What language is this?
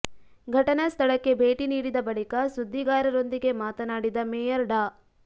Kannada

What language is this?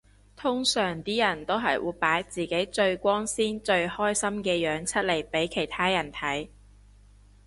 Cantonese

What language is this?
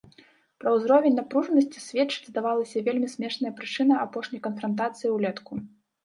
Belarusian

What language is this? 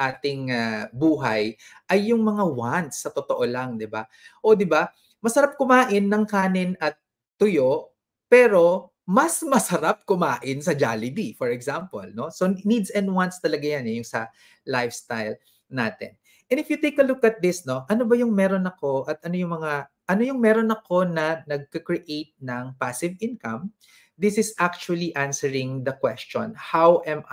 Filipino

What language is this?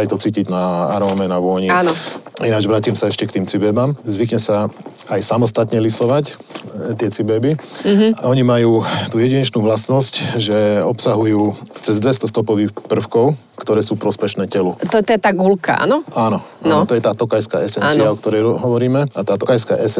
Slovak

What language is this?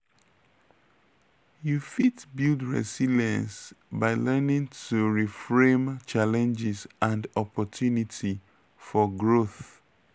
Nigerian Pidgin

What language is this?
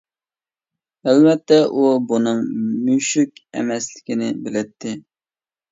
Uyghur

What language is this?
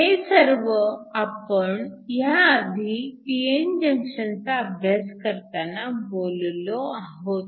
Marathi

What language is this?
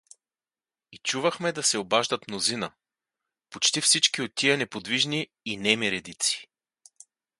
Bulgarian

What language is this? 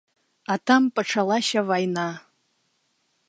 Belarusian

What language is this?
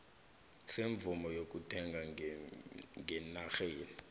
South Ndebele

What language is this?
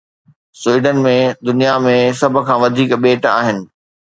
Sindhi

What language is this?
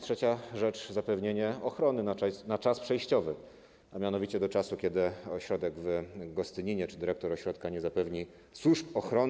Polish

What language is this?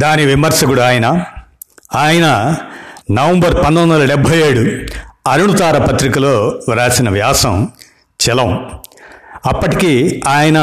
Telugu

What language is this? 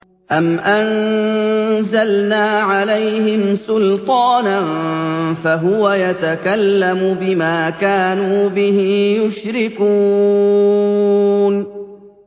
Arabic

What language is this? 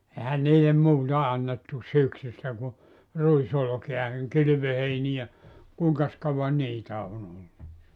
Finnish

